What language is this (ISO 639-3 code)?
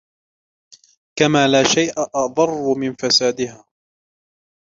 ara